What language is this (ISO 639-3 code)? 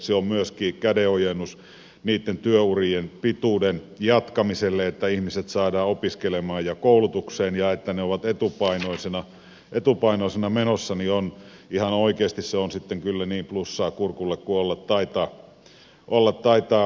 fin